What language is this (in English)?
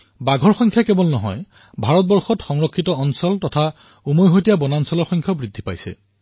Assamese